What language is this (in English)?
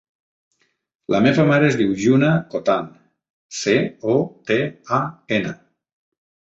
Catalan